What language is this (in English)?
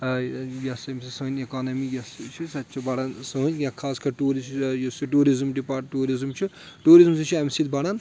Kashmiri